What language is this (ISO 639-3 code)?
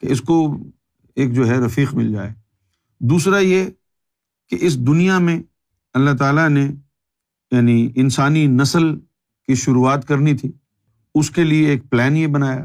urd